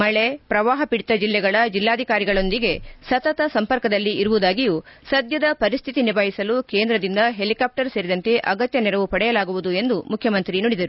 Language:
Kannada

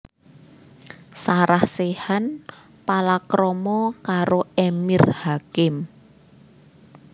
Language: Javanese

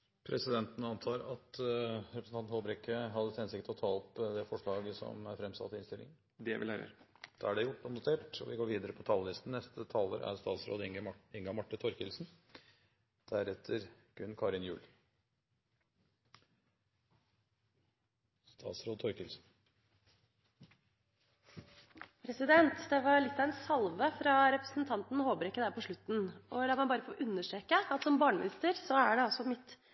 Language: Norwegian Bokmål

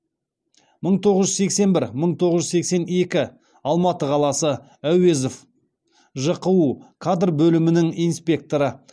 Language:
Kazakh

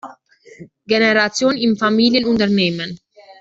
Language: German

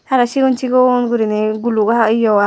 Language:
Chakma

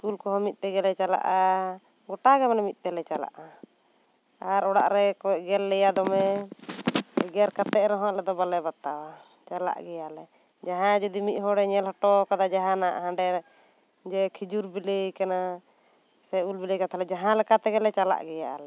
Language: Santali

